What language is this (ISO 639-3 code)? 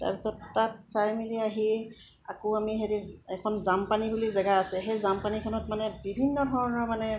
asm